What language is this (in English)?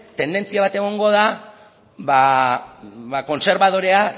Basque